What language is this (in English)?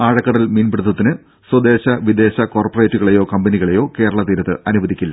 Malayalam